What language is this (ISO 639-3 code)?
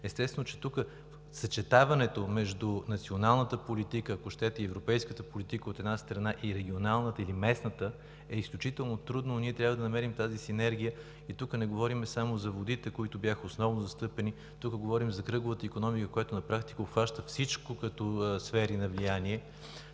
bul